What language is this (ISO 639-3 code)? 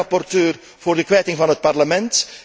nld